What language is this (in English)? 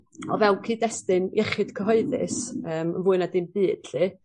Welsh